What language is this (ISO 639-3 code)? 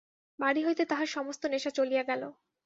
ben